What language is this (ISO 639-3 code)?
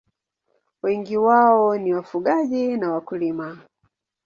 swa